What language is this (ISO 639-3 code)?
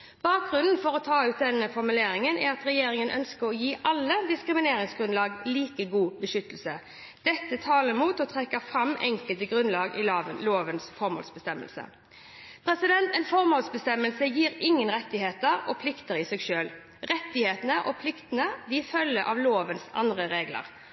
nob